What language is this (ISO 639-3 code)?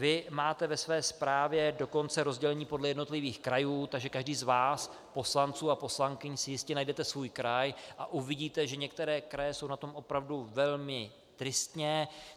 ces